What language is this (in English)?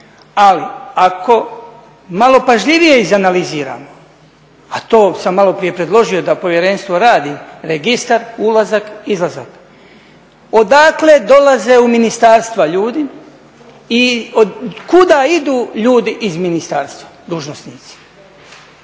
Croatian